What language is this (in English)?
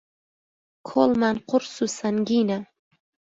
Central Kurdish